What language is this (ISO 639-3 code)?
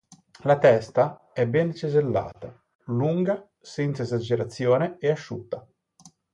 ita